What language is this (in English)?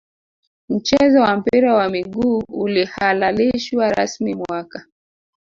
Swahili